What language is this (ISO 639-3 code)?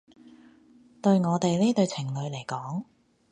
yue